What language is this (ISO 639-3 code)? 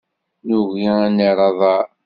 kab